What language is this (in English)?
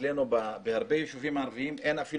Hebrew